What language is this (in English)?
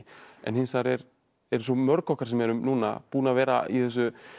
Icelandic